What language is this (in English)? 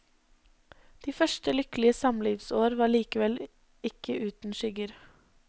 Norwegian